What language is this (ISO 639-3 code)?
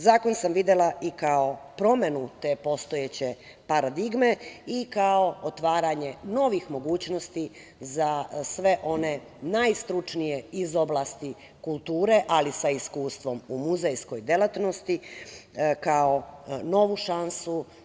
srp